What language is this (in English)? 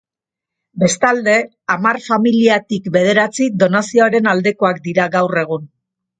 Basque